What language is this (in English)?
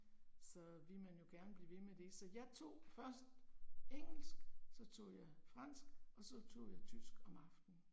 Danish